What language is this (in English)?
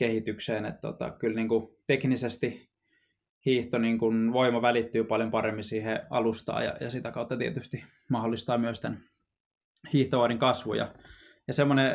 Finnish